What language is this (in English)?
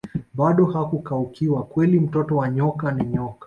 Swahili